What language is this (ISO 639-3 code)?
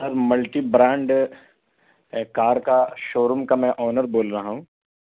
urd